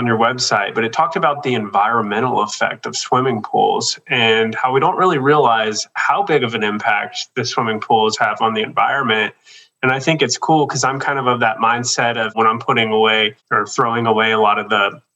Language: English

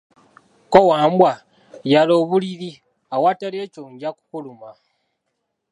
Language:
Ganda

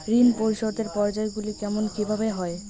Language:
Bangla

